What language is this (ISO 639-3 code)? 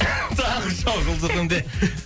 kaz